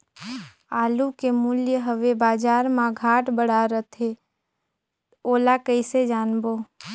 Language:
Chhattisgarhi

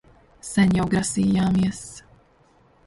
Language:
Latvian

